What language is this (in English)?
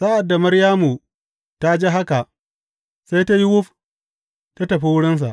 Hausa